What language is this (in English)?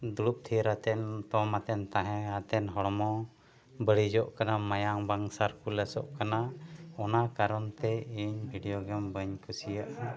Santali